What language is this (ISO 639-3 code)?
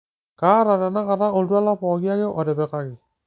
mas